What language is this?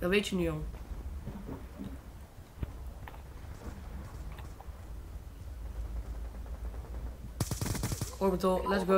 Dutch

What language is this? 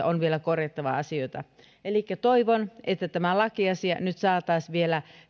Finnish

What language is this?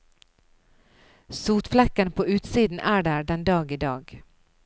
Norwegian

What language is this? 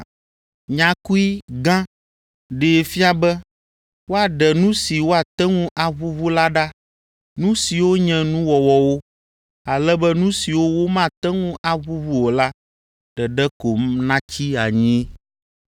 Ewe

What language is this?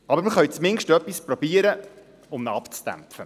Swiss German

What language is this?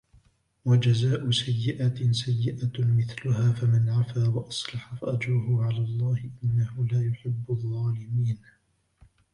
Arabic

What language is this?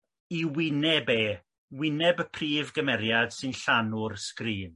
Welsh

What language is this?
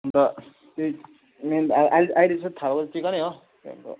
Nepali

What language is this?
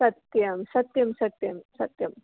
Sanskrit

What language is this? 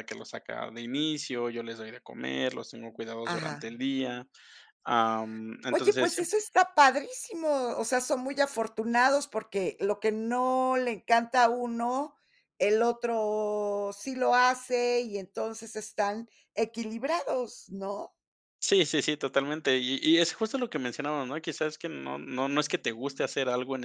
Spanish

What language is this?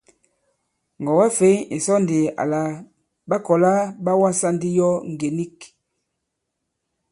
Bankon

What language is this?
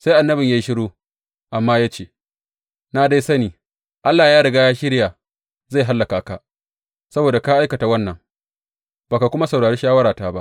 Hausa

